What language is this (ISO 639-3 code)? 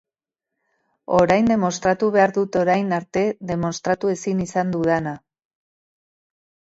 eus